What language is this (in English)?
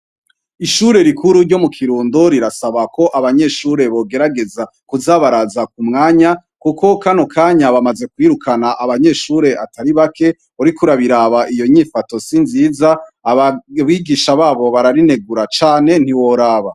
Rundi